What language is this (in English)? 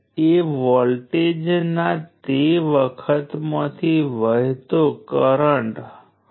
Gujarati